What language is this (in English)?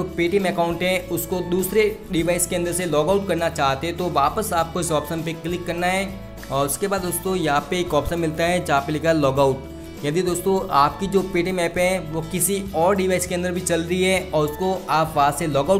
Hindi